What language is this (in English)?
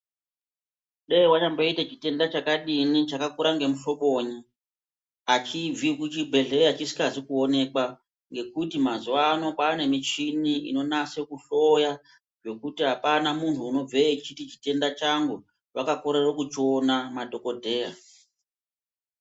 Ndau